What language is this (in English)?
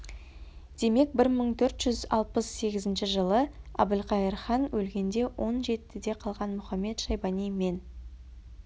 Kazakh